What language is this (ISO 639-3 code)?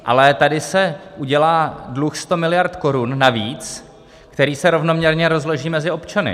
ces